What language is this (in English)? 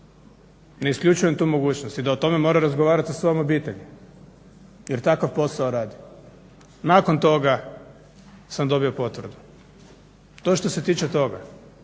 Croatian